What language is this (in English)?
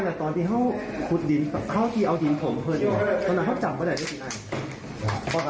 Thai